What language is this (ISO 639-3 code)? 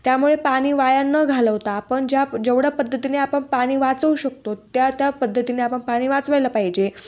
mar